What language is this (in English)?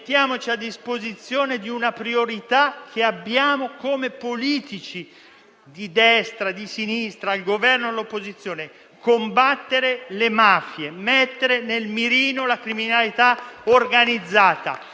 Italian